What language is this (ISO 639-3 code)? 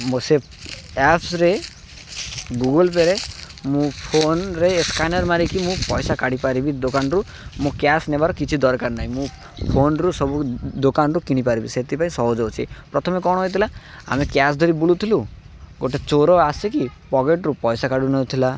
ori